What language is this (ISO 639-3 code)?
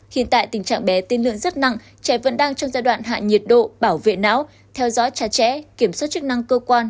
vie